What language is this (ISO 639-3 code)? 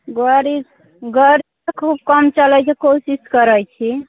mai